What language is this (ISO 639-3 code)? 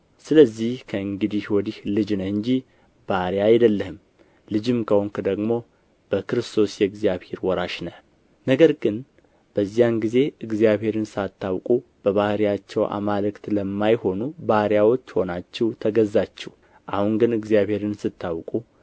amh